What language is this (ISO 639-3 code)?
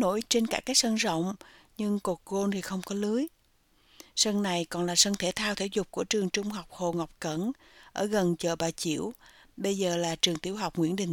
vie